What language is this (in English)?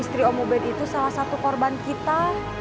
Indonesian